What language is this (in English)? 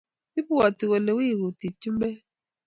Kalenjin